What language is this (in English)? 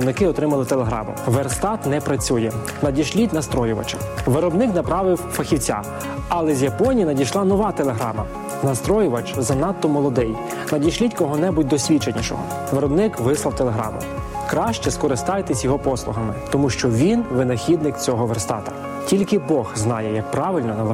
Ukrainian